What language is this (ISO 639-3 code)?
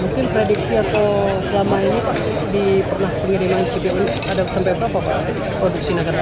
ind